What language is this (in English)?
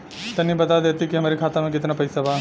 Bhojpuri